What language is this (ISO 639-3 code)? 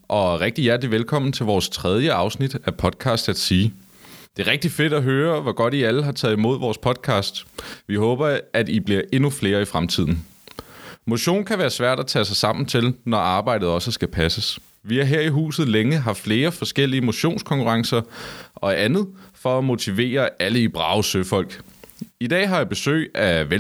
dan